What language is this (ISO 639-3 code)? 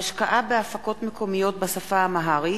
heb